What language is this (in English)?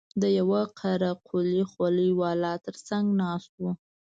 Pashto